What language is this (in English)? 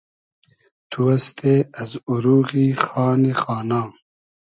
Hazaragi